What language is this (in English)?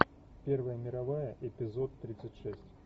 Russian